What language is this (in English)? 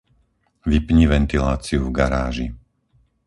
Slovak